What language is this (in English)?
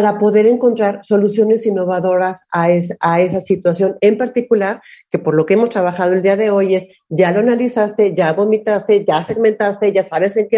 Spanish